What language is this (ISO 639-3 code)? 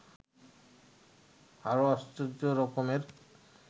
ben